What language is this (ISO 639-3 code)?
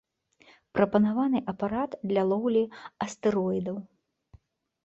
bel